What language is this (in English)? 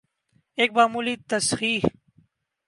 Urdu